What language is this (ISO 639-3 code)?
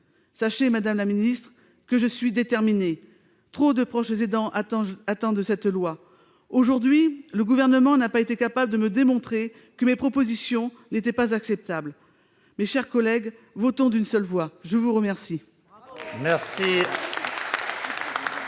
fra